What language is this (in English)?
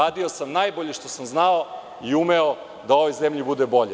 Serbian